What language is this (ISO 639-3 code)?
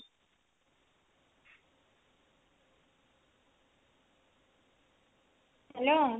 ori